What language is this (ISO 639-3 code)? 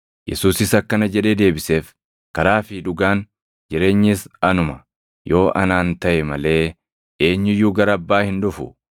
orm